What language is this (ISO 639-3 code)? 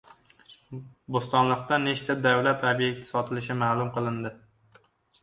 uzb